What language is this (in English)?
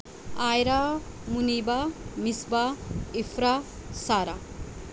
Urdu